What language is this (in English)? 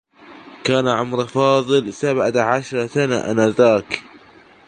Arabic